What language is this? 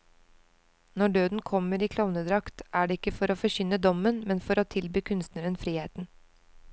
Norwegian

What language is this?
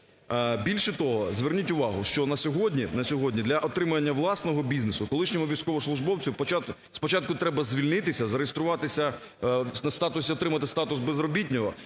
Ukrainian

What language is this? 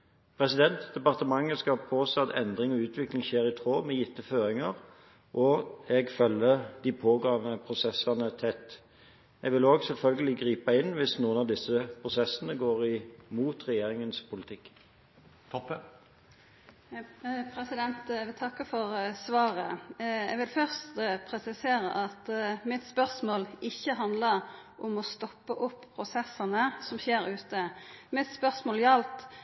Norwegian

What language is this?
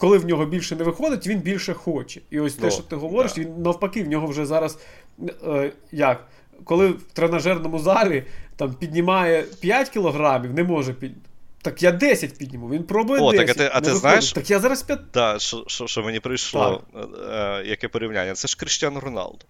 Ukrainian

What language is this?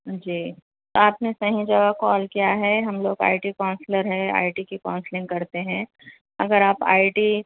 Urdu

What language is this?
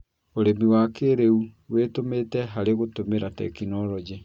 Kikuyu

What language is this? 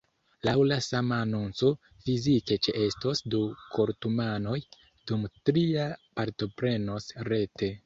Esperanto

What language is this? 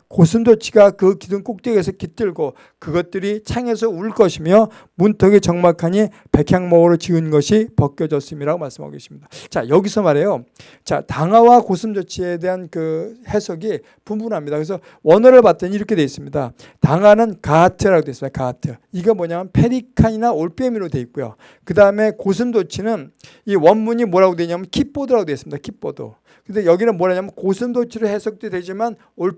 Korean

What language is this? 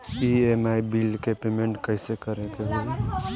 Bhojpuri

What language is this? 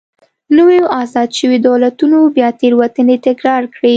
Pashto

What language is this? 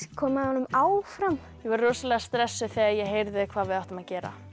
Icelandic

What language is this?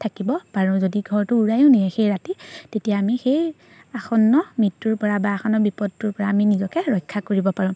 Assamese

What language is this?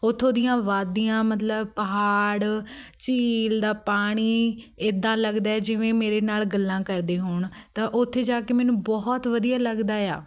Punjabi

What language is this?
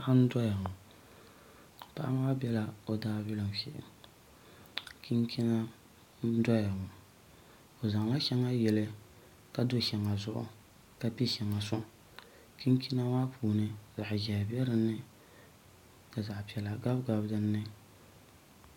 Dagbani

